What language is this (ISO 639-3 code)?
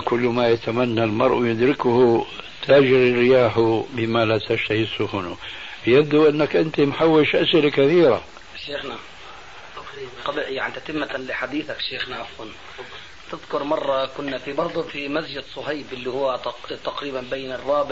ara